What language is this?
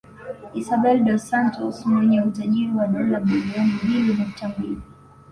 Swahili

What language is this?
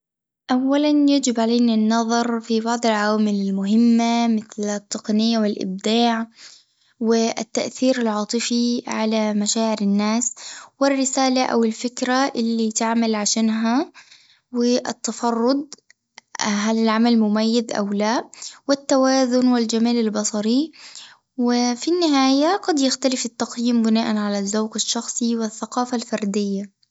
Tunisian Arabic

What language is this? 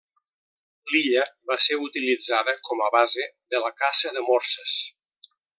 Catalan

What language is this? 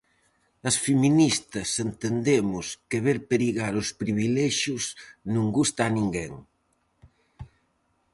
Galician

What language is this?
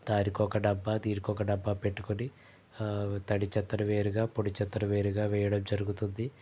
Telugu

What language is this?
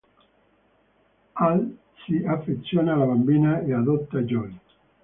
Italian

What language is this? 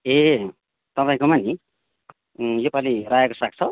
Nepali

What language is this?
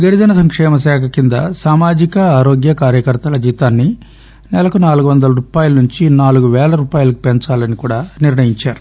Telugu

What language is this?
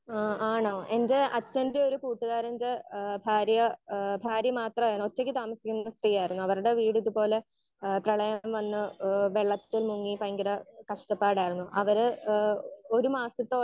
Malayalam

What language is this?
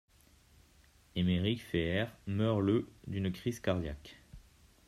French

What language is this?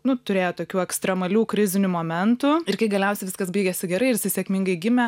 Lithuanian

